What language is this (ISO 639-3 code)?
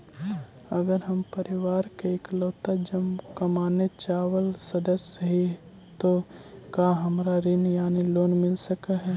mag